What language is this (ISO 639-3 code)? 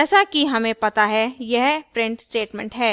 hin